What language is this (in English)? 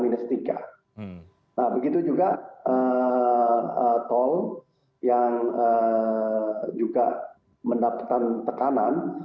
Indonesian